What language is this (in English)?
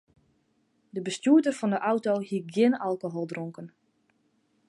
Western Frisian